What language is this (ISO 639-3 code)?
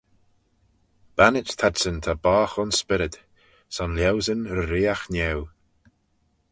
glv